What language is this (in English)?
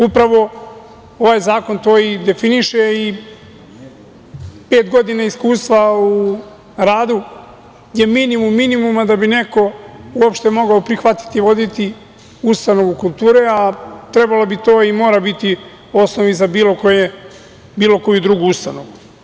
Serbian